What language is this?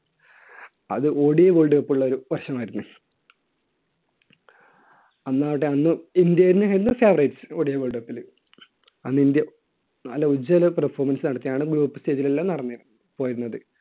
Malayalam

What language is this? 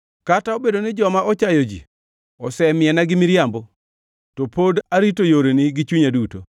Luo (Kenya and Tanzania)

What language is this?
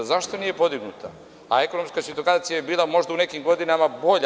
Serbian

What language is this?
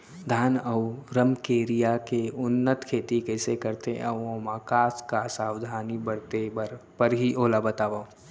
Chhattisgarhi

